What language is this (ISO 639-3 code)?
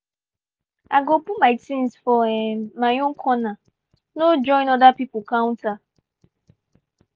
pcm